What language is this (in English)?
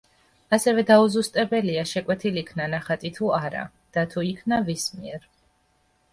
Georgian